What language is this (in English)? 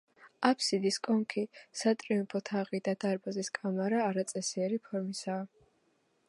Georgian